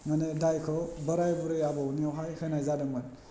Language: Bodo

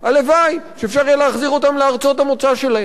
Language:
Hebrew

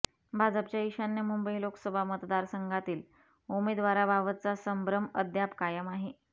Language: Marathi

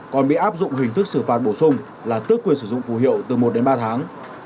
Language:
Vietnamese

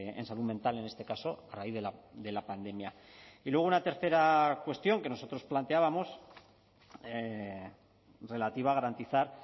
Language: Spanish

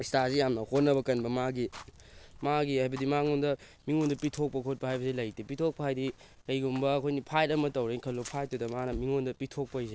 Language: Manipuri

